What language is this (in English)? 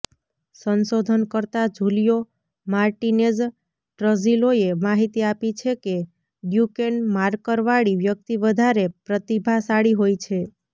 Gujarati